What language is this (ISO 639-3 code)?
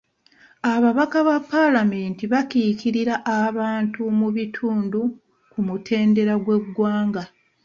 lug